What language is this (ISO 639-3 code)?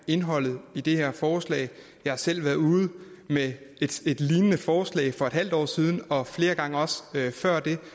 dan